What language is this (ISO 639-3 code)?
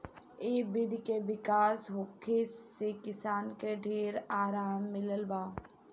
bho